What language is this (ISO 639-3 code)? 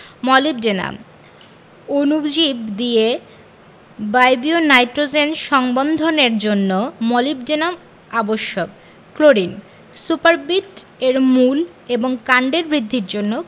ben